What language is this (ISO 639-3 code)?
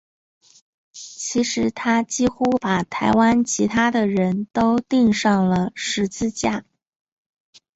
zho